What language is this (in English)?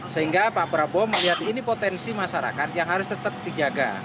Indonesian